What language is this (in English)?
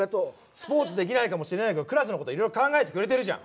Japanese